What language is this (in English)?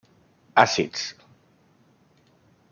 Catalan